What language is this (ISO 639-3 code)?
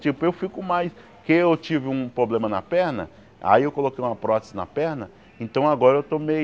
por